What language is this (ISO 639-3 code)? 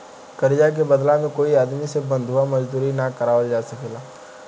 bho